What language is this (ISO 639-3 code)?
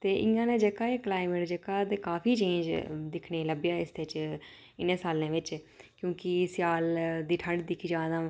doi